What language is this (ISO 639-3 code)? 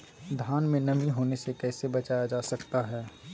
mag